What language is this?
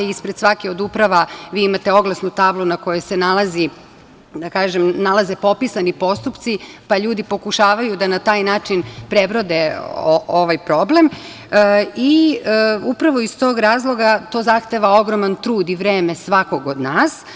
Serbian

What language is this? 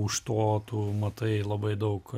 Lithuanian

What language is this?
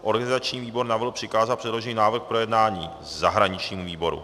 Czech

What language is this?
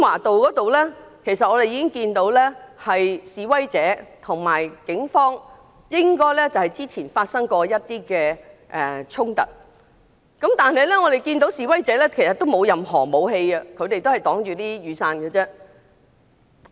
Cantonese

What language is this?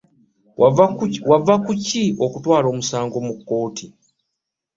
Ganda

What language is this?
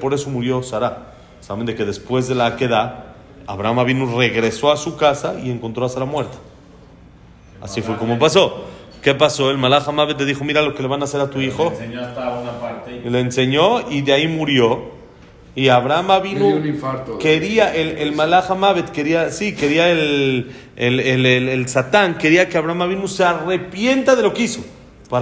Spanish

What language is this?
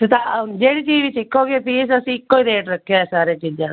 Punjabi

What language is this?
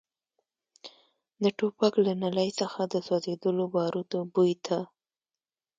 Pashto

